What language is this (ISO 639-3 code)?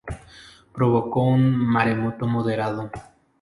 spa